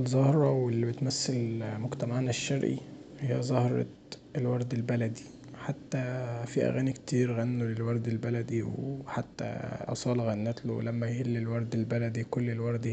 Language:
Egyptian Arabic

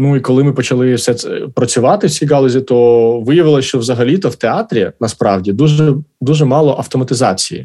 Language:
Ukrainian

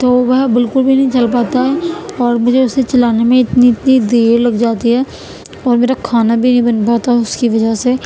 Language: Urdu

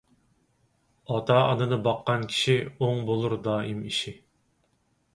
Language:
Uyghur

